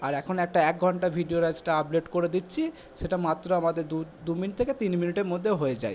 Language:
Bangla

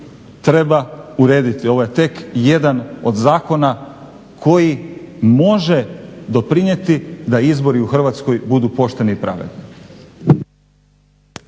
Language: Croatian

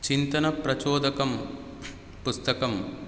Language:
Sanskrit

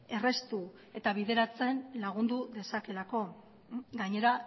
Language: Basque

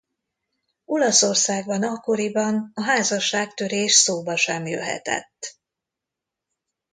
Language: Hungarian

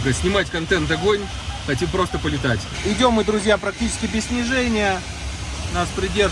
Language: Russian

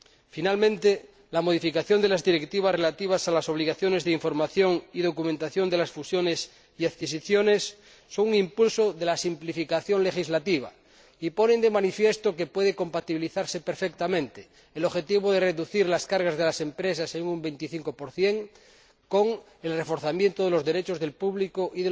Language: Spanish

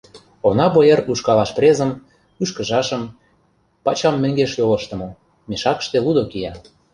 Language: Mari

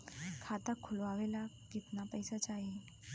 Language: Bhojpuri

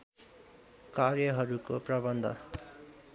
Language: Nepali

